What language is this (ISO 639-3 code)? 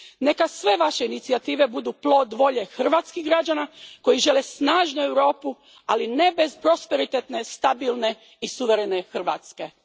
hrv